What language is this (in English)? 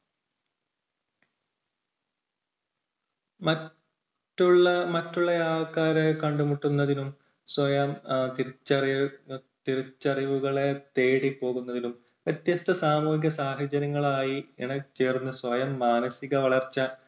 Malayalam